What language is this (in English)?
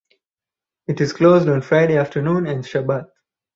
English